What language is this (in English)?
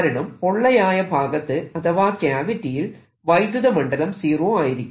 Malayalam